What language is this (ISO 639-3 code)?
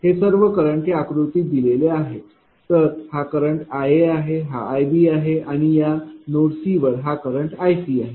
mar